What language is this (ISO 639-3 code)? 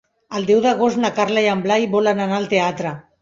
cat